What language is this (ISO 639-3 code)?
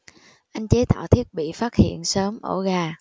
vie